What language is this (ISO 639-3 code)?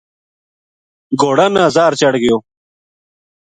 gju